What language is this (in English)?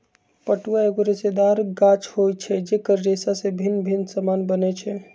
Magahi